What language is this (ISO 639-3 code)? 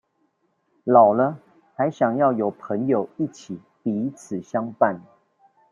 zho